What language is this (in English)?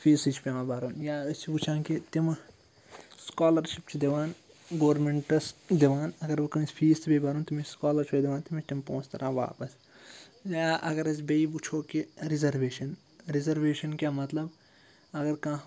Kashmiri